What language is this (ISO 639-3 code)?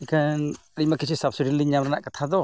sat